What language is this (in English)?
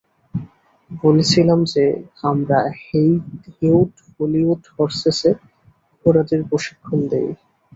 Bangla